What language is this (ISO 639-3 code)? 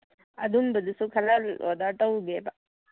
mni